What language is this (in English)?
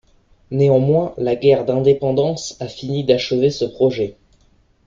French